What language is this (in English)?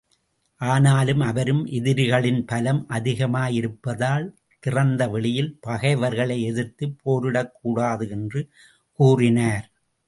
Tamil